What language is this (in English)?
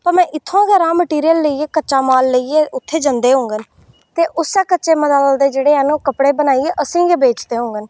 Dogri